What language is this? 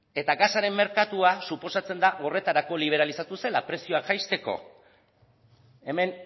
Basque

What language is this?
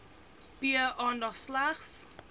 Afrikaans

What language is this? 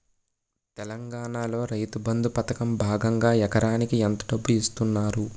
Telugu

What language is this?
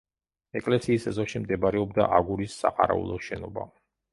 Georgian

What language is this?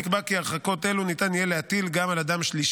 Hebrew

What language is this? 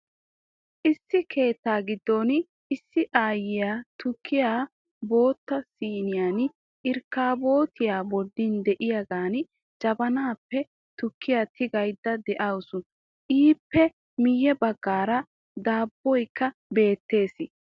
Wolaytta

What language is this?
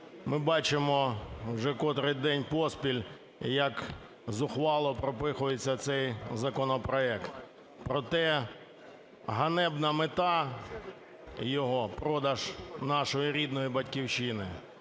Ukrainian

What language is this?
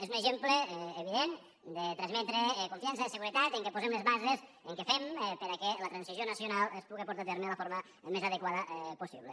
Catalan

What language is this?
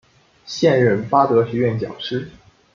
Chinese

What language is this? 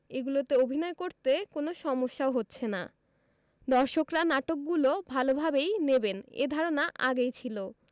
Bangla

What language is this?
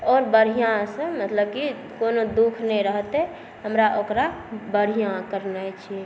Maithili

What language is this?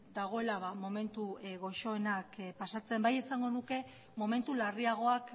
Basque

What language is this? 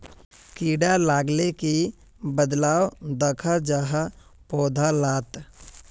Magahi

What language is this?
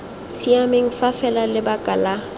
Tswana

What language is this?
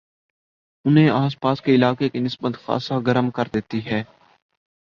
Urdu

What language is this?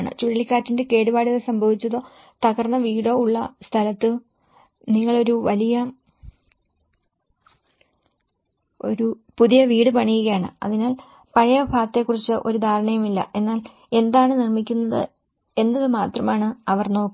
Malayalam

